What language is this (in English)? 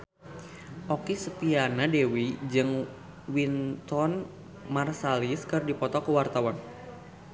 Sundanese